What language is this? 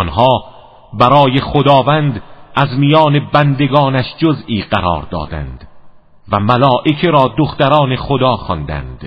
Persian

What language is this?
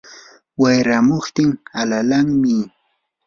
Yanahuanca Pasco Quechua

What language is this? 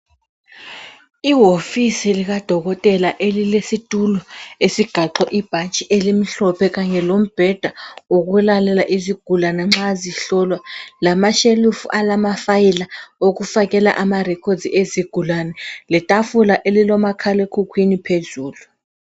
North Ndebele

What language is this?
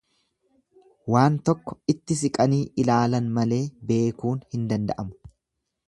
Oromo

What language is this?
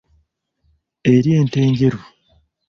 Ganda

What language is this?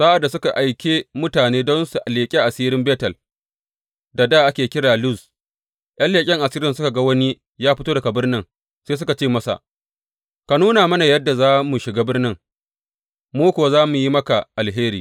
Hausa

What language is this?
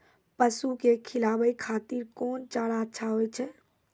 Maithili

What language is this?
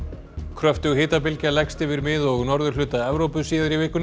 Icelandic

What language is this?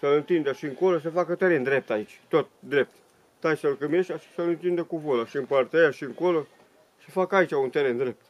Romanian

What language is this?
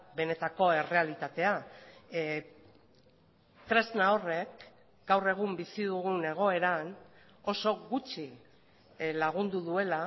Basque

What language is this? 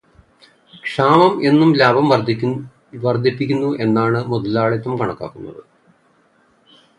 Malayalam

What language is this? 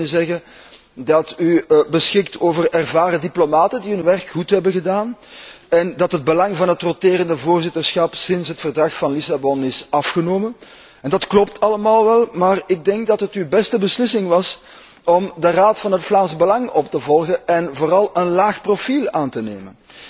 Dutch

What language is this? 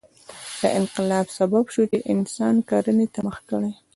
Pashto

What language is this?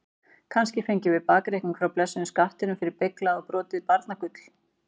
Icelandic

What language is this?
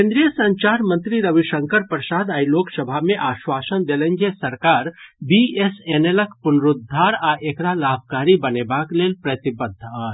Maithili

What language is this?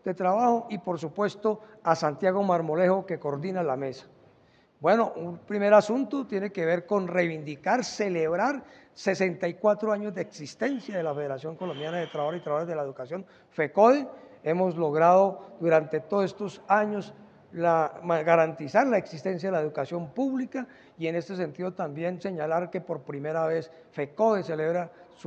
Spanish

